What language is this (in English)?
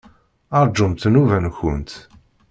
Kabyle